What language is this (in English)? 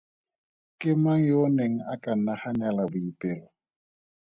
Tswana